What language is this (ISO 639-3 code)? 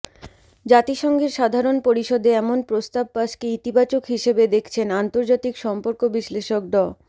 ben